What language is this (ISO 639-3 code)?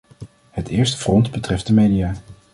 nld